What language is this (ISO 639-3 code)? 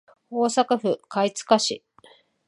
jpn